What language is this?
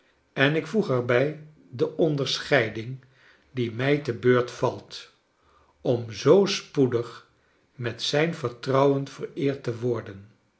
Dutch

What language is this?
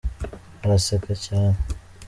Kinyarwanda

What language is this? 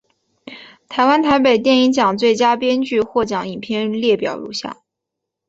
Chinese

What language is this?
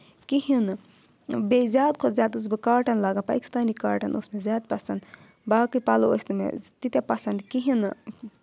Kashmiri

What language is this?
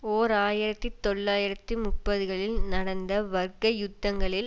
Tamil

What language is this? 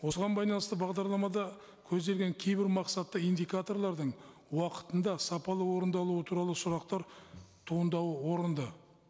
Kazakh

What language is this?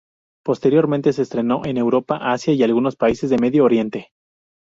Spanish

